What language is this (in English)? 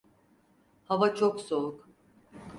Turkish